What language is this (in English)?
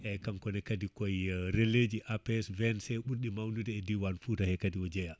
Fula